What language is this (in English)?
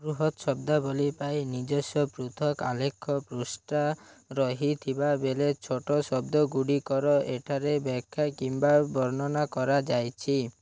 Odia